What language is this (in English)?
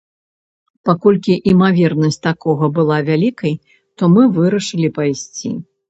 Belarusian